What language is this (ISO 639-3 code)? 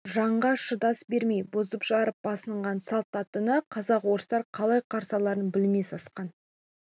kaz